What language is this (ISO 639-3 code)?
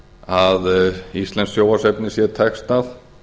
isl